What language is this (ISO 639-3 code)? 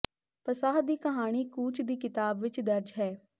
pan